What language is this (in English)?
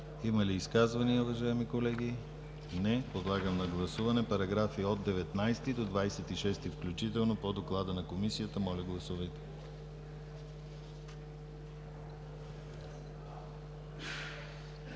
Bulgarian